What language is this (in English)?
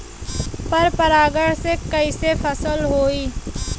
Bhojpuri